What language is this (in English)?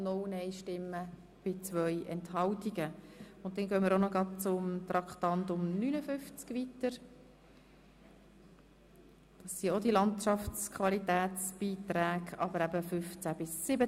Swiss German